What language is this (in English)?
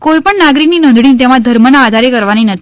Gujarati